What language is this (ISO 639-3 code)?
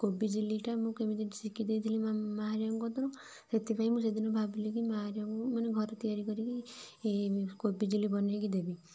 ori